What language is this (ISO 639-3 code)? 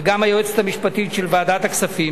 heb